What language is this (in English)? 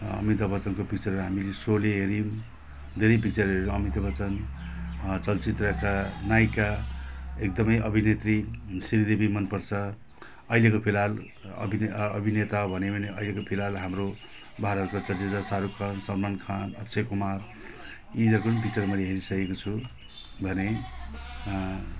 Nepali